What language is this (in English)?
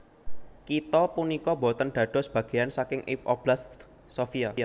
Javanese